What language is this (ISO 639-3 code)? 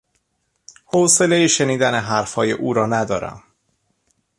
fas